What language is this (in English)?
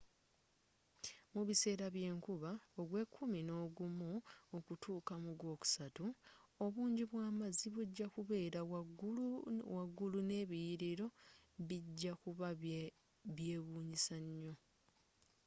Ganda